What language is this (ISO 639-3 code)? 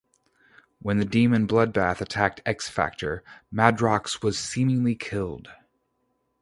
eng